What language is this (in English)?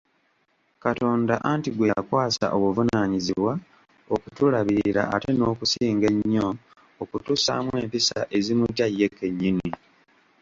Ganda